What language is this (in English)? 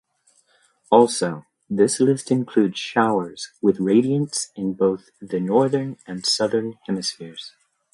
English